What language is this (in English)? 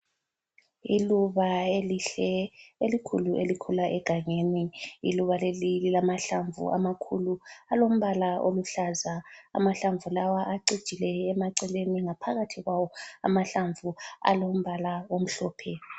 North Ndebele